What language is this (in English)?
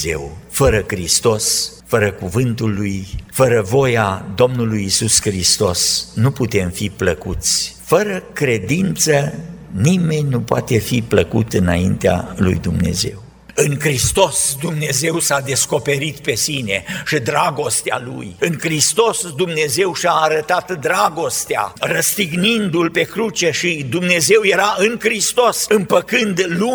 Romanian